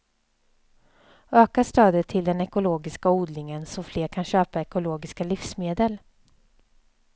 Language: Swedish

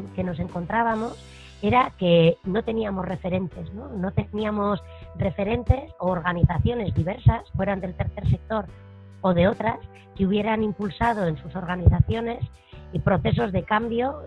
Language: Spanish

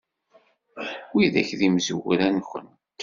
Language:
Kabyle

